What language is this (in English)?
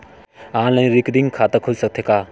Chhattisgarhi